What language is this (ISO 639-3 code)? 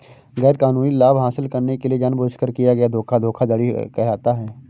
hin